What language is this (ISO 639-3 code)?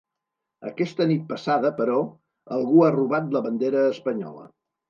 cat